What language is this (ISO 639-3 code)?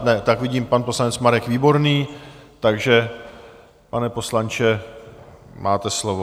ces